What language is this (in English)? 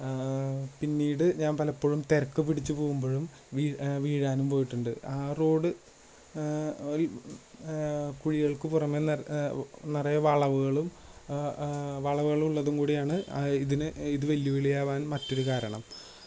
Malayalam